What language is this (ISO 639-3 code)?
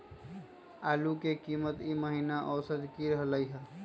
mag